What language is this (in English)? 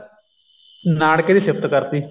Punjabi